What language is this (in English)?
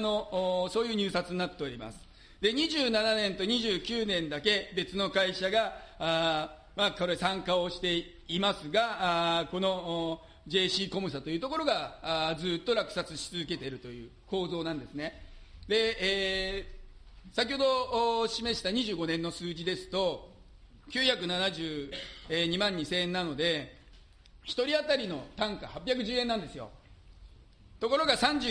Japanese